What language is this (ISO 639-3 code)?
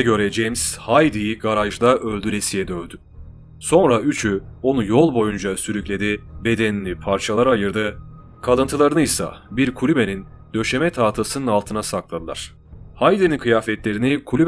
tur